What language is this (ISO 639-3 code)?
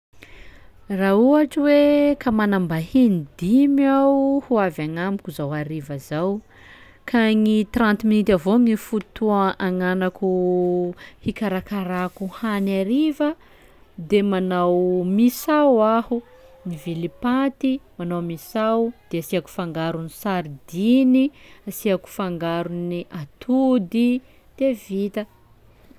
skg